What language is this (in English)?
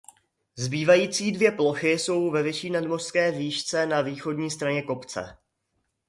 Czech